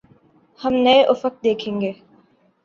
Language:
Urdu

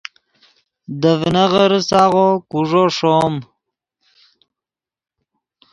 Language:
Yidgha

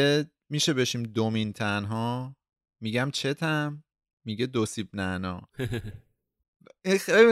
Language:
Persian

